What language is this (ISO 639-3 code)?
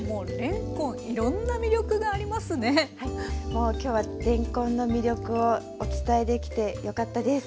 jpn